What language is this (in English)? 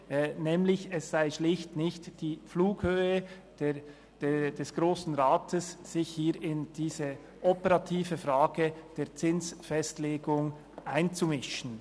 Swiss German